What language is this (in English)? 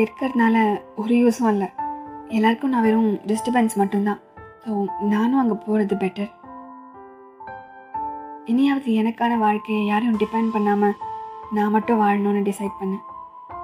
Tamil